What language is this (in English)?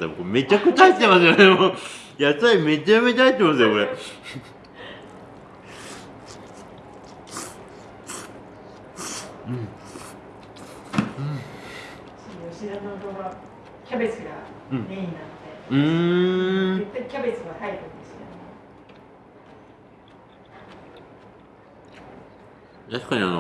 Japanese